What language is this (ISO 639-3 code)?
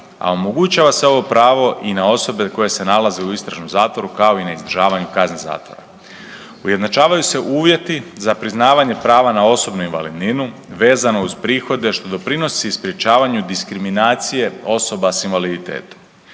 hrv